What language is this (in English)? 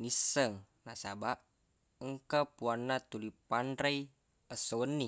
Buginese